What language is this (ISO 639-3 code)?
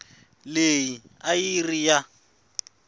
tso